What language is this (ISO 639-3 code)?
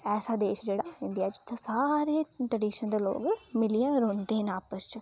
doi